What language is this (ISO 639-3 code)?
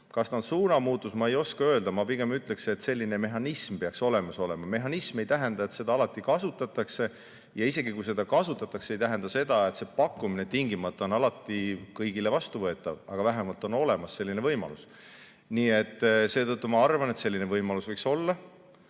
est